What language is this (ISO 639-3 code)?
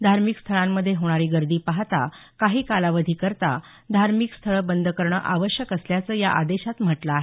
mar